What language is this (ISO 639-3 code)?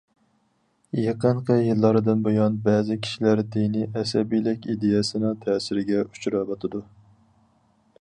uig